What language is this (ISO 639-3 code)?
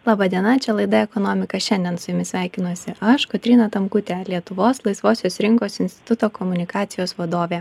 lit